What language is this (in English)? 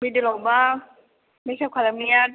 Bodo